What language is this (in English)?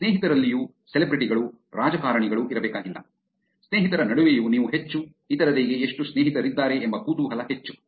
Kannada